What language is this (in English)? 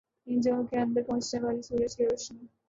Urdu